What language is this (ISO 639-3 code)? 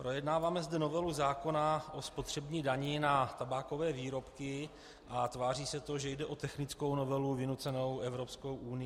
ces